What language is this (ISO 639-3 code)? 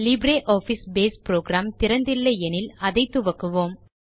tam